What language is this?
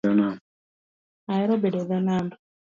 Luo (Kenya and Tanzania)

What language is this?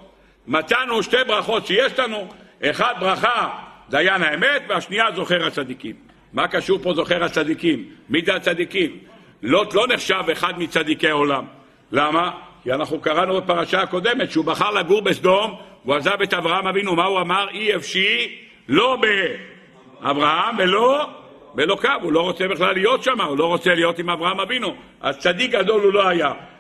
Hebrew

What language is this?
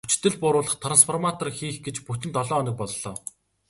Mongolian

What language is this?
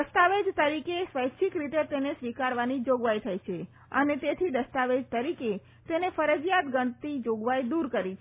Gujarati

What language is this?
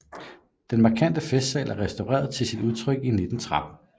Danish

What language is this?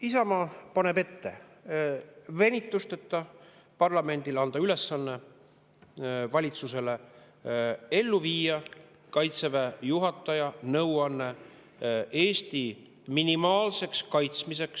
Estonian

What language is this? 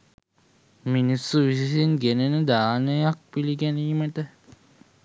Sinhala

